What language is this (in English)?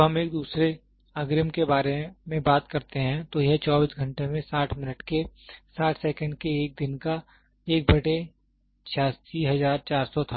Hindi